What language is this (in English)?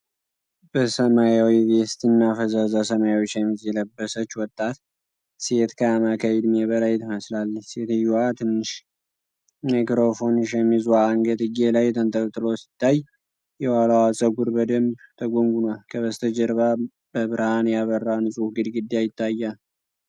Amharic